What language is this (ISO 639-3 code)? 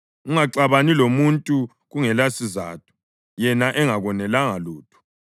nde